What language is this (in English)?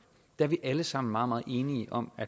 Danish